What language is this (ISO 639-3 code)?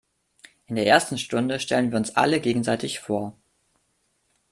deu